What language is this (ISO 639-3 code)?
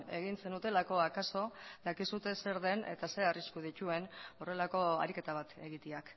eus